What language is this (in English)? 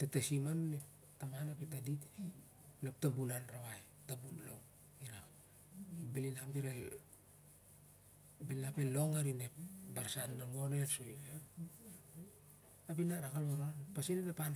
Siar-Lak